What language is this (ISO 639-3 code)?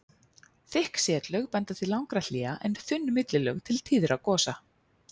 isl